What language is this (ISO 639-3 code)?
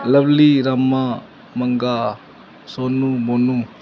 pan